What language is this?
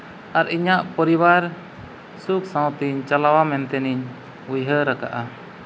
Santali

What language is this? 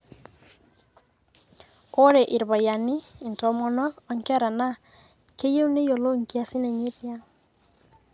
Masai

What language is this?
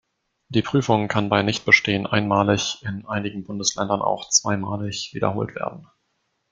German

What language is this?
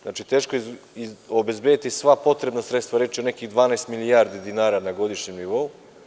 Serbian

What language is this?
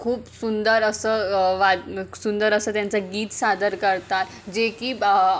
Marathi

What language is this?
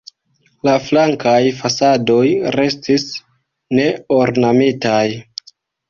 Esperanto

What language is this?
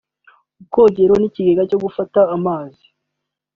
Kinyarwanda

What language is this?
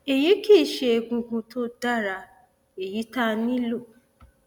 Yoruba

